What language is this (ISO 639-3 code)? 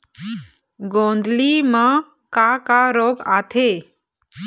hne